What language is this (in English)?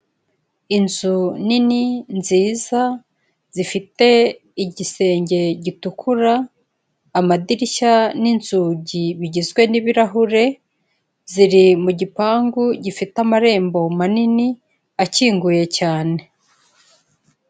Kinyarwanda